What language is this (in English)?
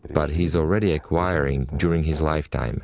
English